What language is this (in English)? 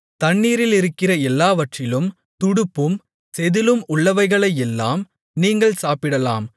Tamil